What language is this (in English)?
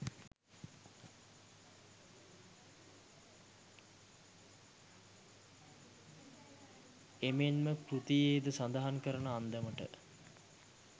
Sinhala